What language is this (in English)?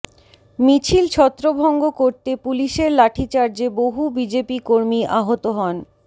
Bangla